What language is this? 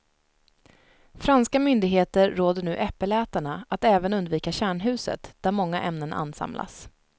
Swedish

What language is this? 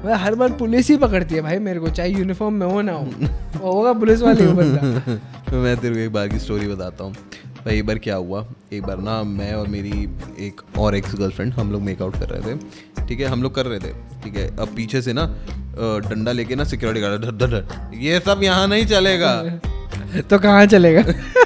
Hindi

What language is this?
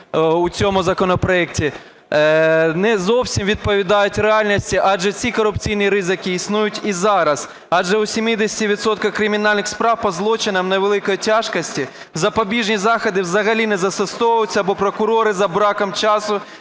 Ukrainian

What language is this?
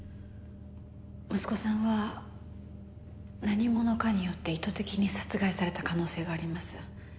Japanese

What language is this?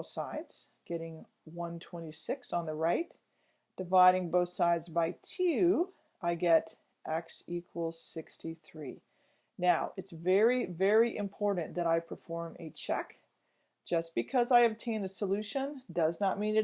English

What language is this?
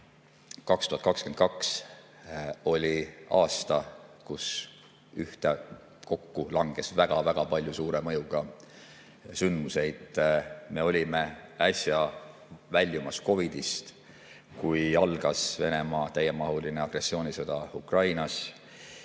Estonian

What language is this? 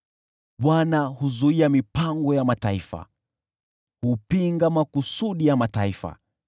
Swahili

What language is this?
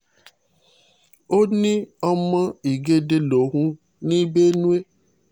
Yoruba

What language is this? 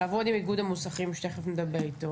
Hebrew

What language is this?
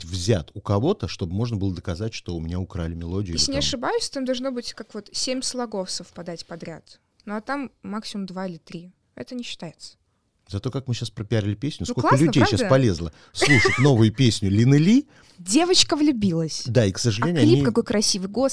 Russian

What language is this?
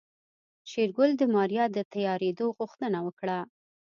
Pashto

